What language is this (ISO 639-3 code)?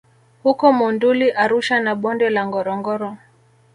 swa